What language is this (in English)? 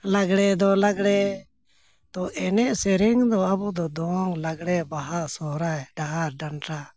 Santali